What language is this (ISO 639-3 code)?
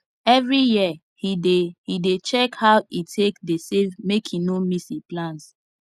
pcm